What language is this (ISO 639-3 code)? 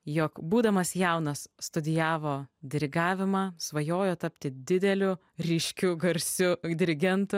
lit